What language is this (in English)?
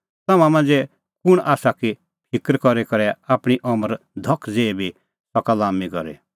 Kullu Pahari